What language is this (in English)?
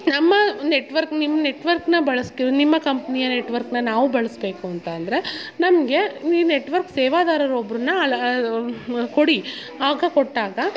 Kannada